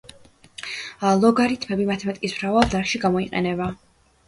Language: Georgian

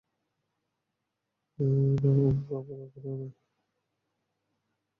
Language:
Bangla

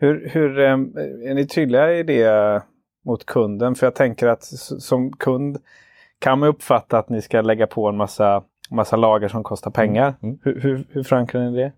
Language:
Swedish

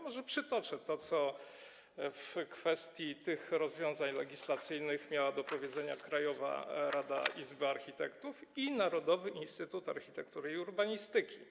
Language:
Polish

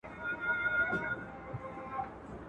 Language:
Pashto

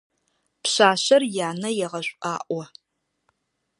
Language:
Adyghe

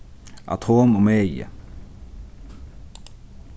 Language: Faroese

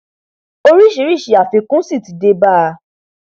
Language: Yoruba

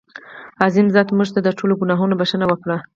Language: Pashto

